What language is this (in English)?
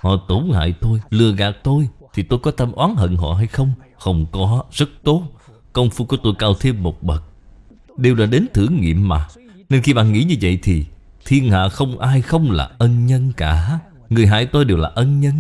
Vietnamese